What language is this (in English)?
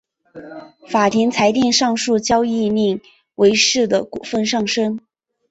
Chinese